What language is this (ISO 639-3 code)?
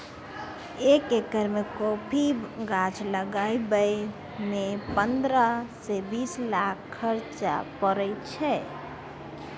mai